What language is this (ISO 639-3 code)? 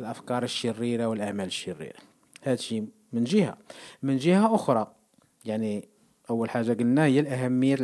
ara